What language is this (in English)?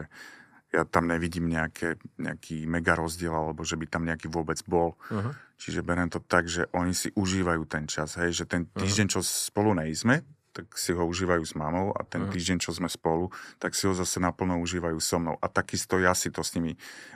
Slovak